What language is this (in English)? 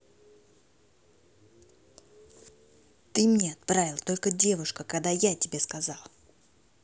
Russian